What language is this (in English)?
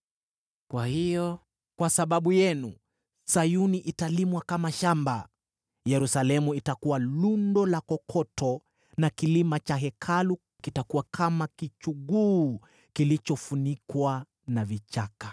Swahili